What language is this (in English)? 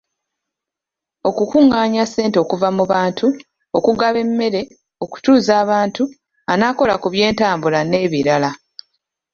Ganda